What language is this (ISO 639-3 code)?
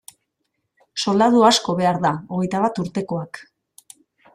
eus